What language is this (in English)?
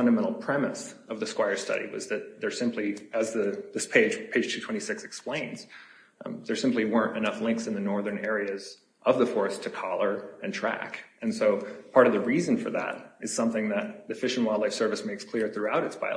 English